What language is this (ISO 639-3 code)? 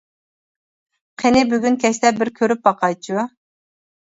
uig